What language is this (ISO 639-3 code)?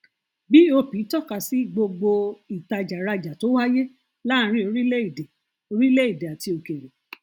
yor